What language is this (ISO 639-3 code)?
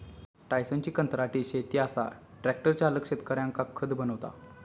mar